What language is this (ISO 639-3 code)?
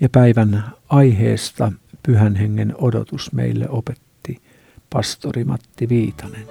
fin